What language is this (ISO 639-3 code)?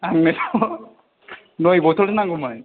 brx